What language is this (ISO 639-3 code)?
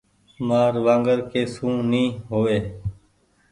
gig